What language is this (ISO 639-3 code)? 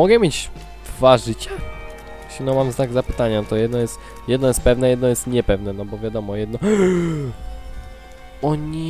pol